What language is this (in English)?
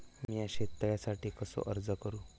Marathi